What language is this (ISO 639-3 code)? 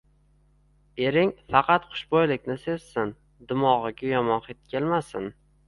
uzb